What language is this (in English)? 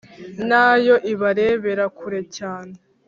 Kinyarwanda